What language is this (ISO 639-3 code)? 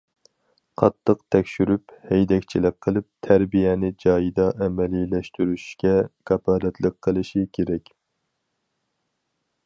uig